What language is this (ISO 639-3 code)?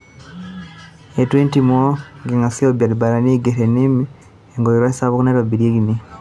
mas